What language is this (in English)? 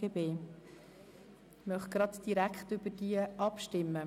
Swiss German